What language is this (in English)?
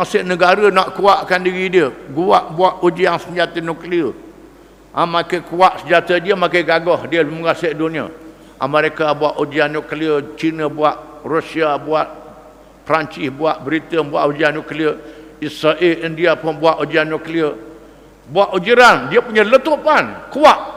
Malay